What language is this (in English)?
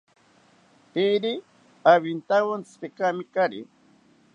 South Ucayali Ashéninka